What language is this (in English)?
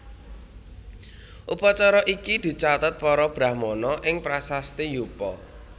Javanese